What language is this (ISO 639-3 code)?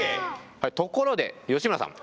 jpn